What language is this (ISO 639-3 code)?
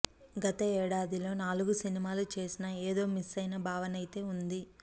tel